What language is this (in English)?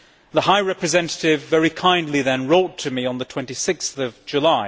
English